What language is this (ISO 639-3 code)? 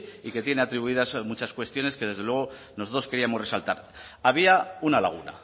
spa